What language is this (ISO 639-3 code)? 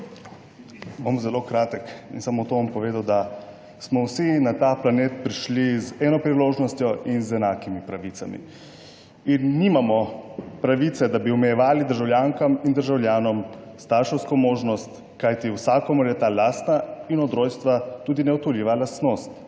slv